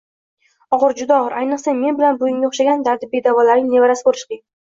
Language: Uzbek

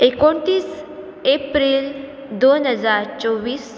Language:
Konkani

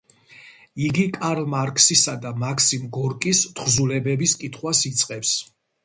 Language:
Georgian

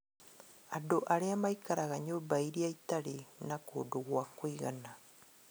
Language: Kikuyu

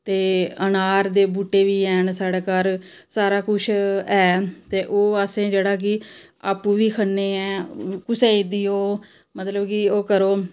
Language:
Dogri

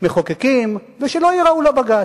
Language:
Hebrew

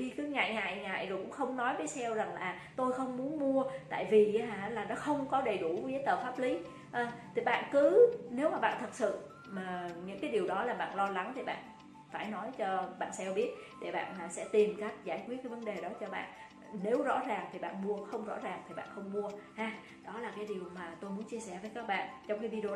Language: Vietnamese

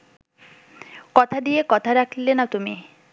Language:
Bangla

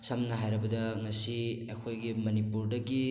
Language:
Manipuri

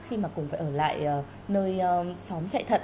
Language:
Vietnamese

